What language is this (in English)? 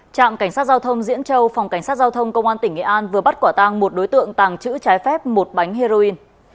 Vietnamese